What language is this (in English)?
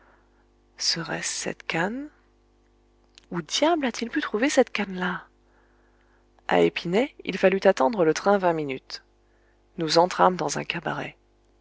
French